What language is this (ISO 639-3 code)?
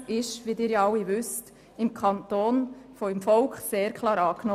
gsw